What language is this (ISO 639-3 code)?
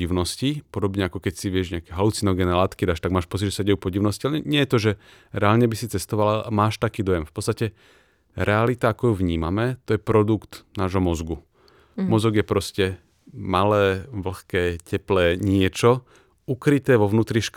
slk